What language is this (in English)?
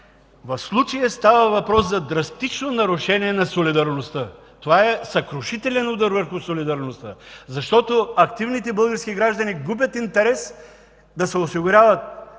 Bulgarian